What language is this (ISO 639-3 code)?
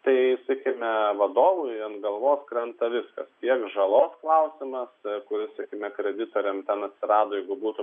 lit